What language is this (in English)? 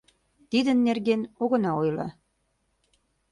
Mari